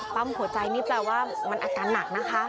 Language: Thai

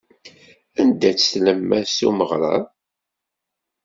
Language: Kabyle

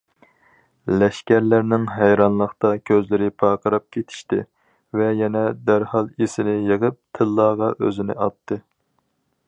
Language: Uyghur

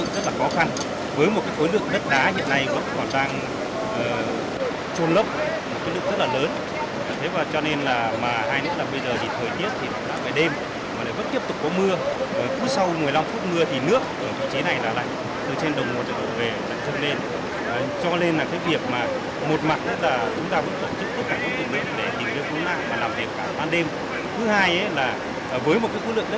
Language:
Vietnamese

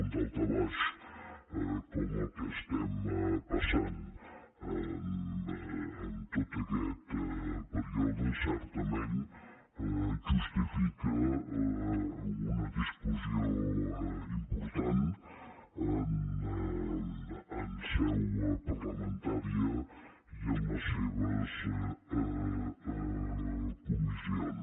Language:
Catalan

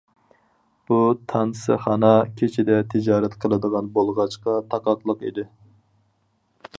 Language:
Uyghur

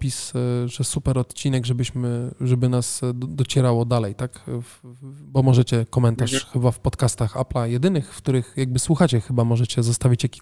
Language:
Polish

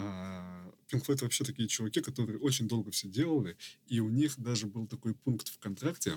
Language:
Russian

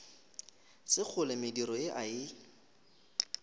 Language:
Northern Sotho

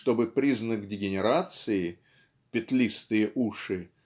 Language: Russian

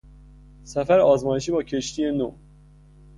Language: Persian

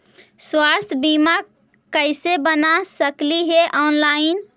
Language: Magahi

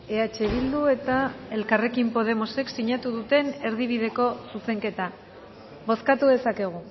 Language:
Basque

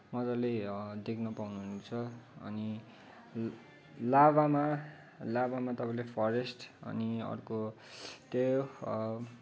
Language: Nepali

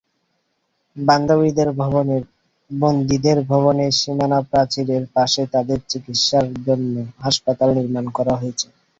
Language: Bangla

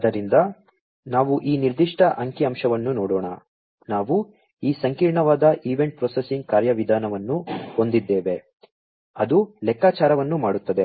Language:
Kannada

